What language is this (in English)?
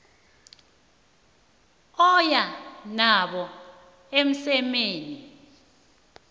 South Ndebele